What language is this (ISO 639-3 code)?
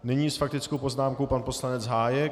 ces